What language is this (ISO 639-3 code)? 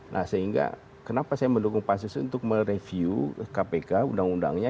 ind